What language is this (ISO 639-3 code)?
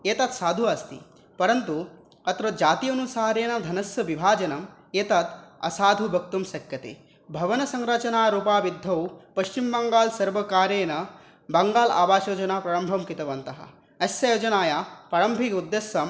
san